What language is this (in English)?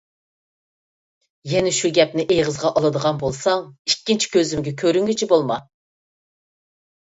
Uyghur